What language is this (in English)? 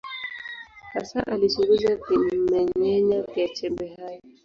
Swahili